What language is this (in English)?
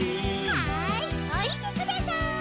Japanese